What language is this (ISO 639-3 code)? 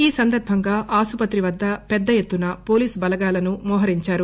tel